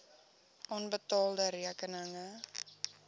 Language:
Afrikaans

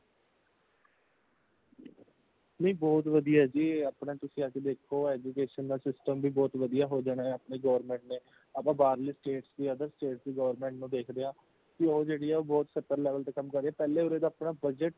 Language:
Punjabi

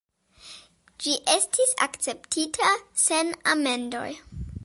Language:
Esperanto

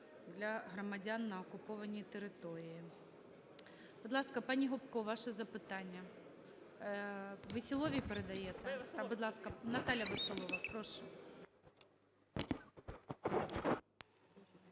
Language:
Ukrainian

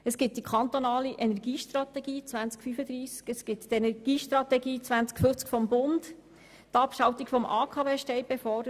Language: Swiss German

